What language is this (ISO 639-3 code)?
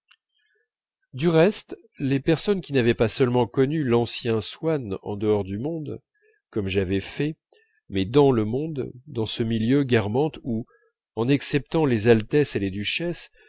fra